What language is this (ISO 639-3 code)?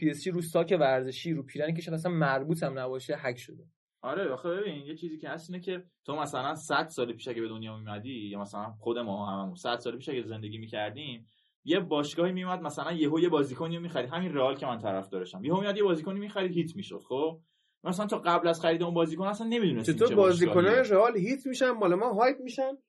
fas